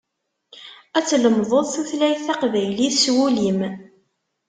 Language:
Kabyle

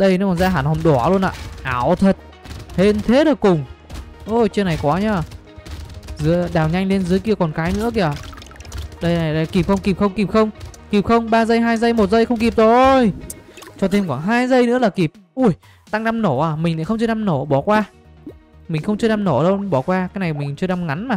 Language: Vietnamese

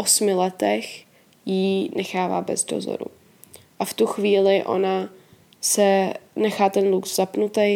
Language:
Czech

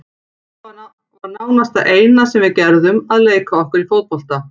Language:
Icelandic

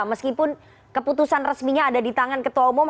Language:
Indonesian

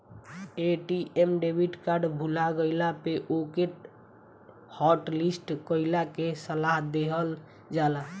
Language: Bhojpuri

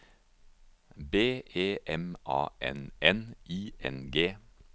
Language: Norwegian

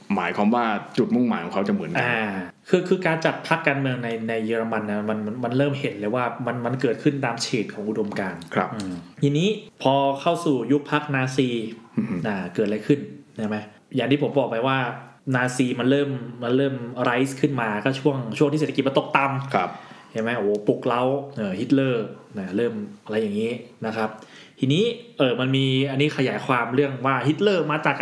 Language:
Thai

